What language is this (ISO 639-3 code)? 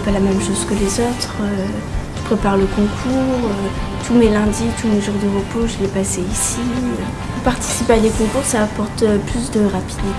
fra